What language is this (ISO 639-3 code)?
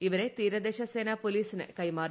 mal